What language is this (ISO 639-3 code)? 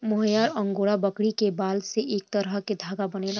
bho